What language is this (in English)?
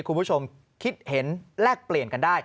Thai